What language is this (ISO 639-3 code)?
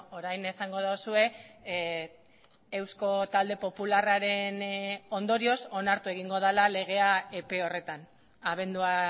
eus